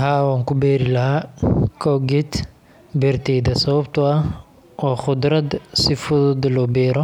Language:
Somali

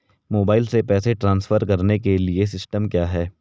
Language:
Hindi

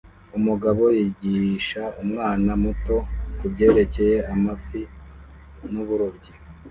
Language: Kinyarwanda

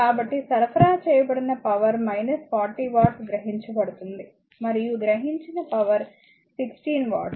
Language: Telugu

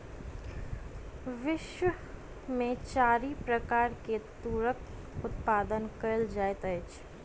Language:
Maithili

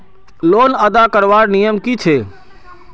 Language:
Magahi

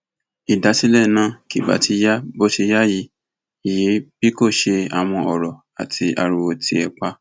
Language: Yoruba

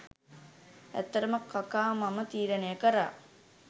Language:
Sinhala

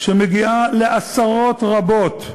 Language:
Hebrew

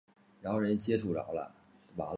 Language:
Chinese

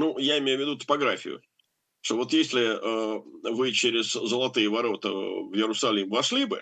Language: Russian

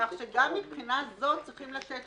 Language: Hebrew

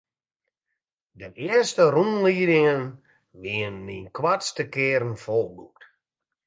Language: Western Frisian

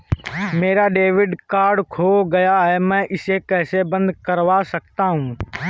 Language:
Hindi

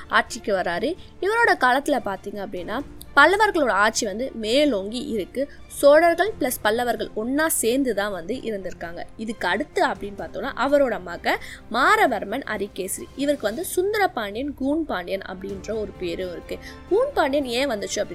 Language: Tamil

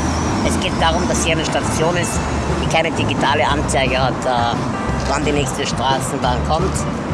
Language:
German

